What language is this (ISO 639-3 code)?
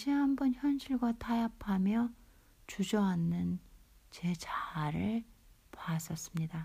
kor